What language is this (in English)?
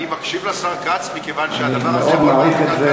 Hebrew